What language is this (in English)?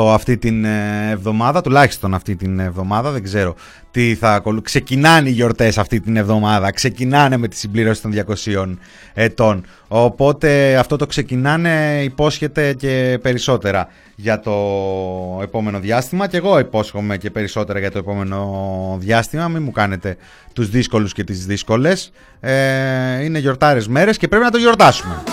Greek